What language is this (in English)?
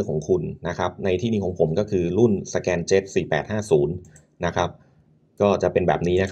Thai